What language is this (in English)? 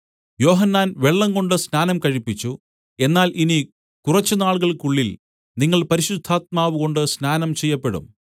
Malayalam